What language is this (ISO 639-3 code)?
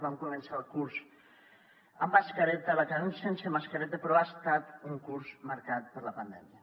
cat